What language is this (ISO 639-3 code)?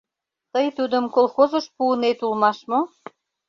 chm